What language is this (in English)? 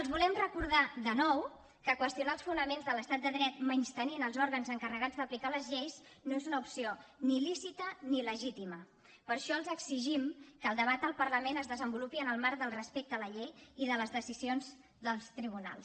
Catalan